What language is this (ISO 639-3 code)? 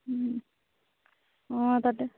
asm